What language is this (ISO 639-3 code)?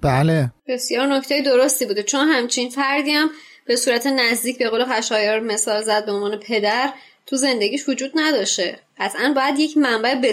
fas